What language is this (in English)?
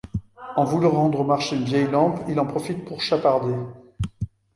French